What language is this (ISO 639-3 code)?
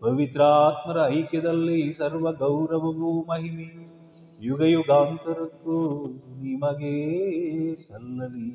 kan